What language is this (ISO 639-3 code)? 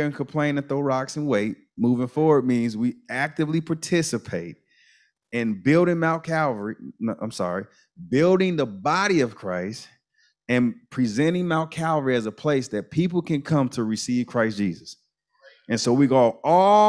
eng